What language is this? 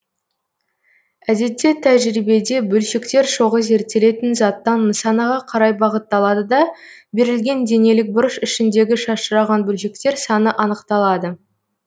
Kazakh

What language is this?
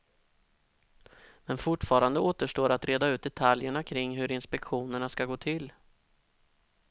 Swedish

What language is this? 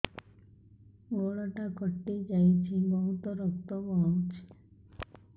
Odia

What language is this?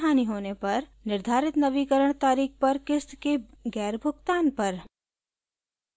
Hindi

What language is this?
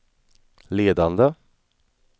Swedish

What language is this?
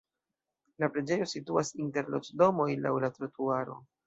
Esperanto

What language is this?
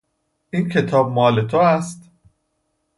Persian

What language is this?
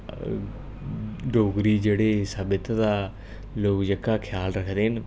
Dogri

